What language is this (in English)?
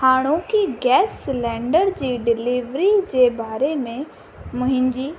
Sindhi